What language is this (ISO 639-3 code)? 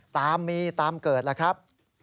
tha